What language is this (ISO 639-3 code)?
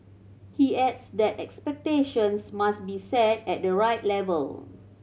eng